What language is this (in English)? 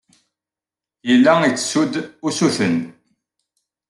Kabyle